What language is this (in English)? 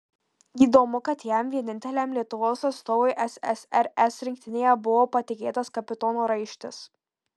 Lithuanian